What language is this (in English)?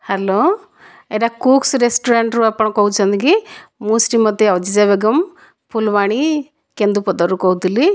Odia